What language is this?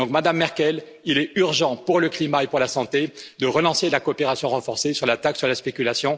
French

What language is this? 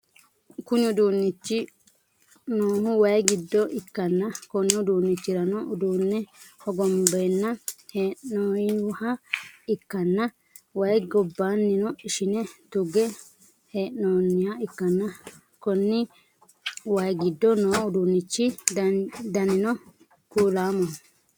Sidamo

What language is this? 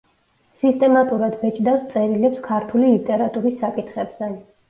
Georgian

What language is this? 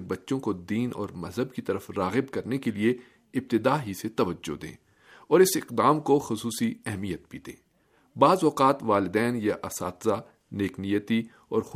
Urdu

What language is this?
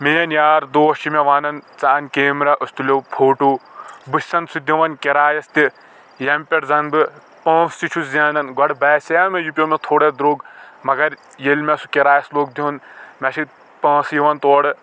Kashmiri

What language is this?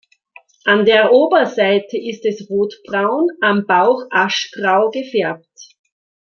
German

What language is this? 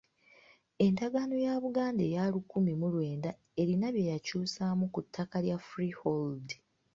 Ganda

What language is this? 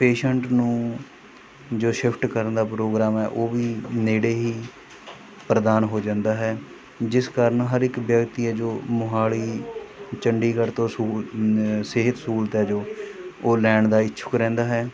Punjabi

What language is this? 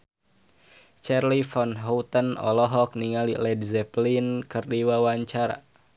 Sundanese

